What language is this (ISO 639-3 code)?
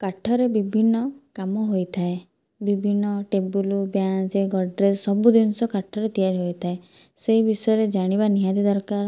ori